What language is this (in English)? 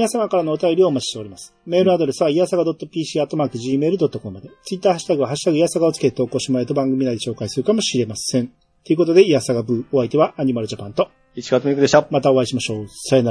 Japanese